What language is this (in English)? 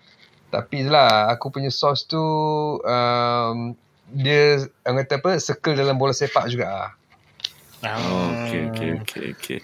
Malay